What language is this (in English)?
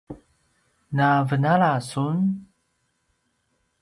Paiwan